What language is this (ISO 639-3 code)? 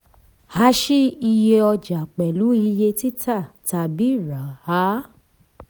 yor